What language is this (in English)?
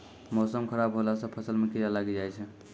Maithili